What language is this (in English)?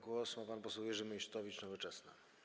Polish